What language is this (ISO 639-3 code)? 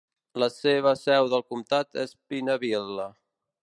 cat